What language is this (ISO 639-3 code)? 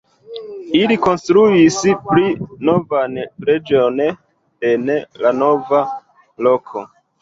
epo